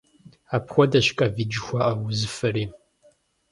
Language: Kabardian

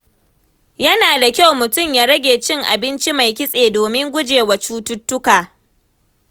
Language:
Hausa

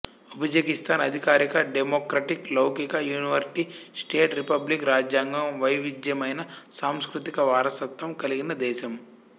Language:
Telugu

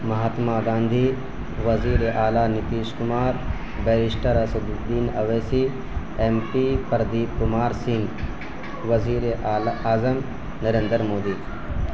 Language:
Urdu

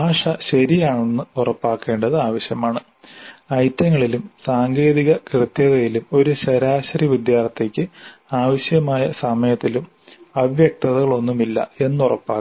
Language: Malayalam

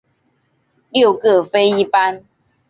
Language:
Chinese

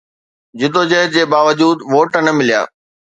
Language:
Sindhi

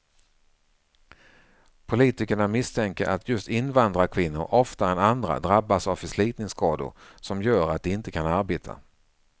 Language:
Swedish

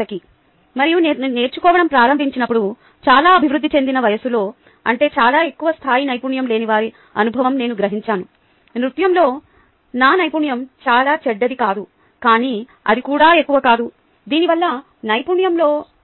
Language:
Telugu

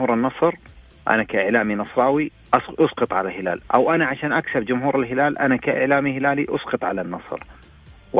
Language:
Arabic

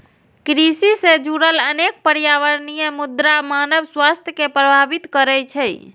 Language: Maithili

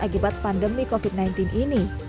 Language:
Indonesian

